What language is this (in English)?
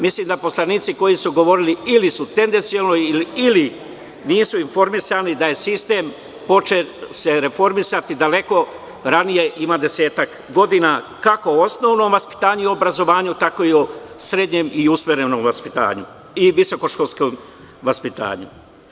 Serbian